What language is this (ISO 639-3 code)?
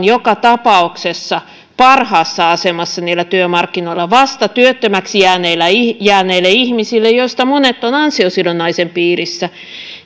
fin